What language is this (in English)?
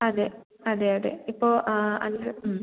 Malayalam